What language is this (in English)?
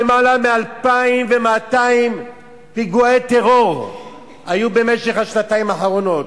Hebrew